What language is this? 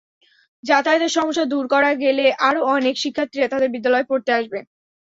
Bangla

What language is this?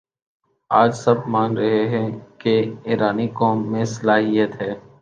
Urdu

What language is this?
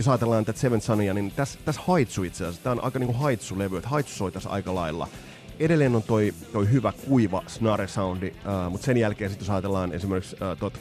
Finnish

